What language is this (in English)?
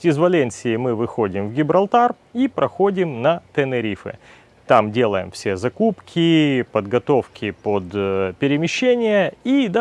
Russian